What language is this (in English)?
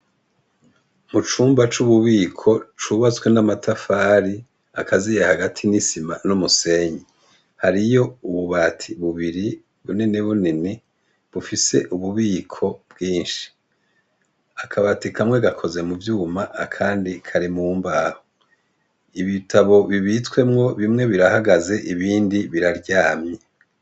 Rundi